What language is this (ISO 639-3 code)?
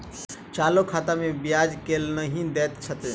mai